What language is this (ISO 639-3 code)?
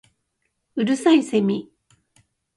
jpn